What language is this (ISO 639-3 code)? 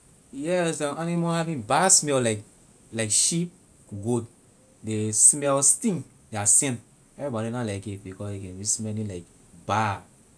lir